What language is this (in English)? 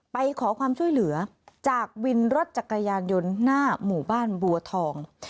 Thai